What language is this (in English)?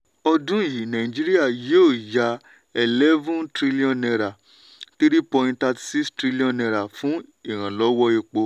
Yoruba